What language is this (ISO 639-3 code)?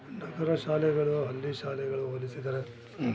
kan